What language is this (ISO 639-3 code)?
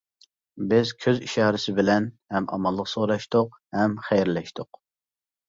uig